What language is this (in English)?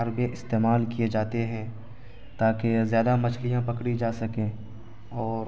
Urdu